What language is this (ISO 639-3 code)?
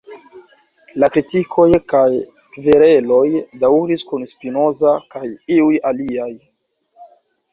epo